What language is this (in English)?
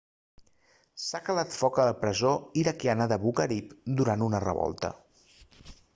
Catalan